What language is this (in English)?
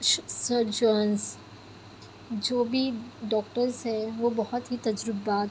Urdu